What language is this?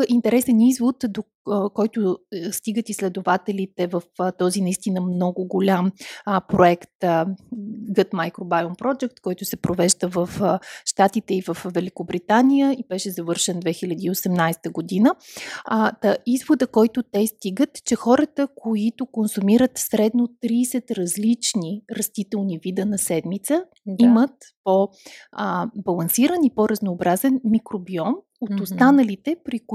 Bulgarian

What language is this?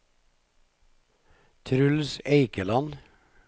Norwegian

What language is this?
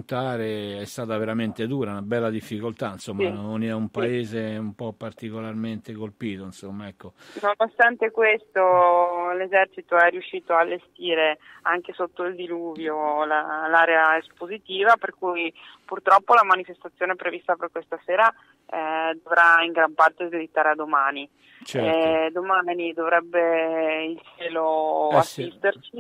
Italian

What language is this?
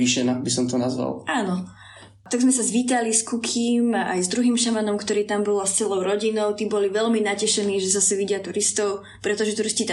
Slovak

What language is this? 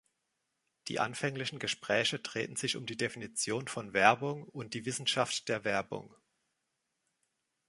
German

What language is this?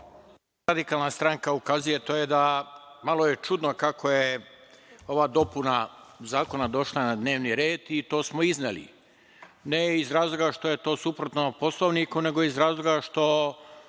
Serbian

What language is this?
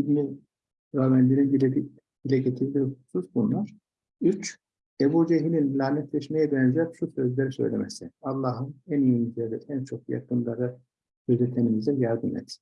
Turkish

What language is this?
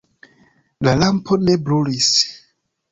Esperanto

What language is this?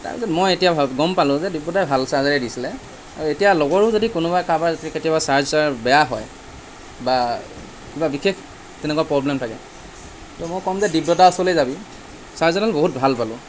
Assamese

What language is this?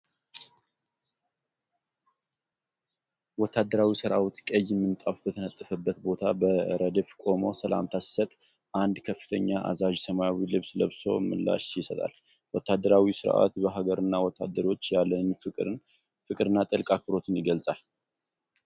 Amharic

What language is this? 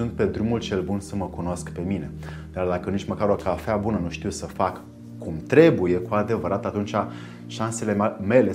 Romanian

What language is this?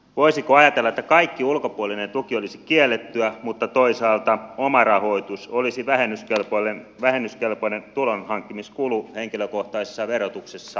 Finnish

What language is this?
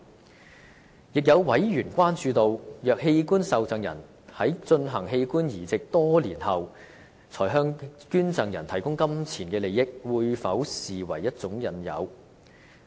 Cantonese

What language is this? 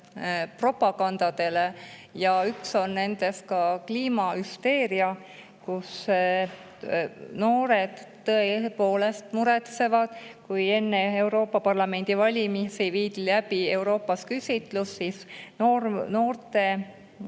Estonian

